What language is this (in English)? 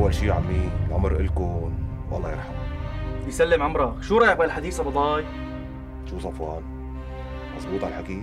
Arabic